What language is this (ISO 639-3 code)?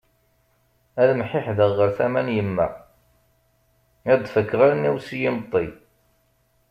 kab